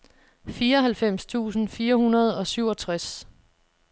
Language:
Danish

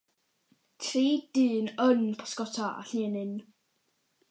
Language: Welsh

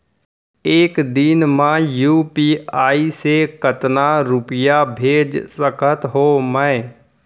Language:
Chhattisgarhi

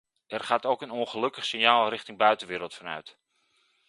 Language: Dutch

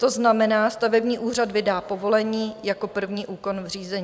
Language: Czech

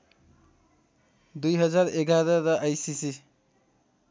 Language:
Nepali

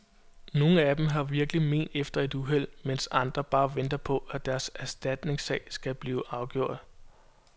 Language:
Danish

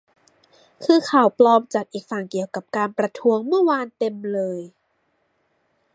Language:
Thai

